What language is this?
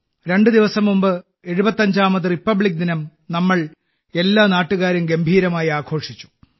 Malayalam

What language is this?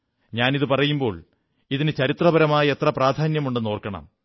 Malayalam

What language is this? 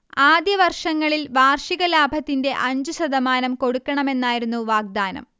Malayalam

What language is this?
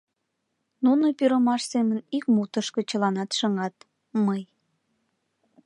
Mari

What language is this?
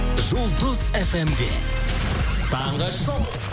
Kazakh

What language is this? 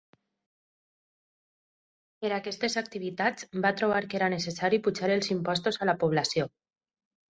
Catalan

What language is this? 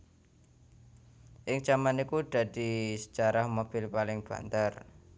Javanese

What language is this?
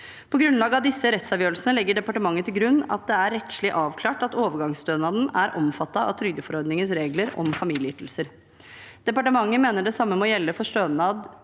Norwegian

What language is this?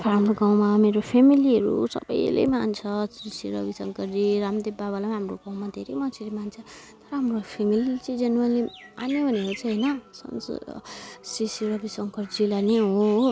Nepali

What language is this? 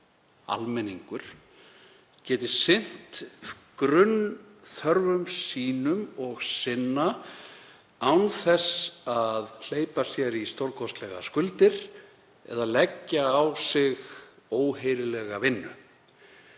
Icelandic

